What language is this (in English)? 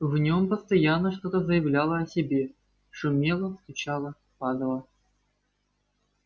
Russian